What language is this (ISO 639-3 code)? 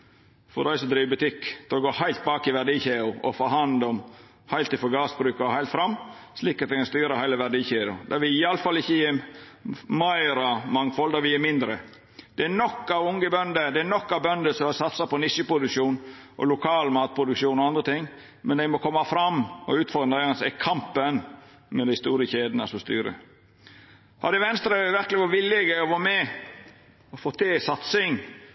nno